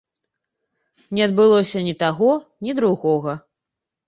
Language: Belarusian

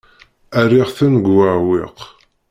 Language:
Kabyle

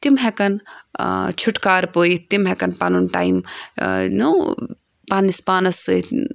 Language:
Kashmiri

